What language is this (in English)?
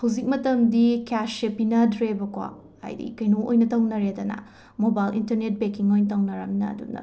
Manipuri